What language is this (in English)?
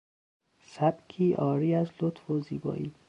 Persian